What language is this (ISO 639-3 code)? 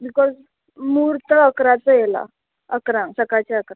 kok